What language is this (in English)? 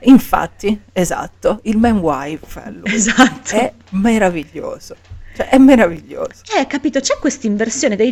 Italian